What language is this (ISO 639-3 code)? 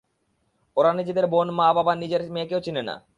ben